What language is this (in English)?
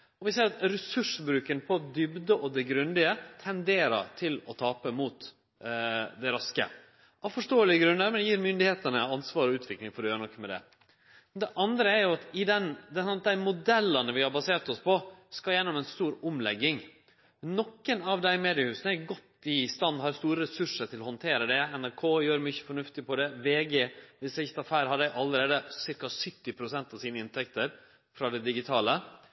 Norwegian Nynorsk